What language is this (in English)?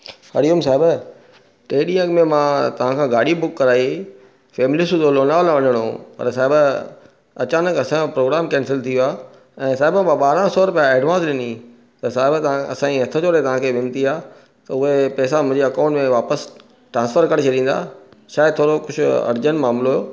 Sindhi